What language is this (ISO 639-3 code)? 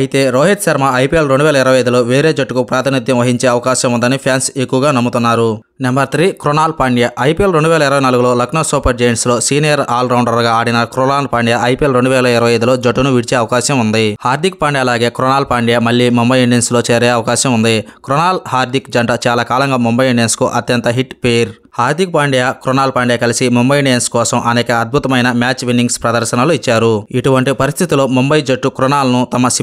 tel